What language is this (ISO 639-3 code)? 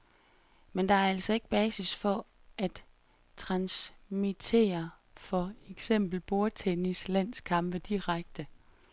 dan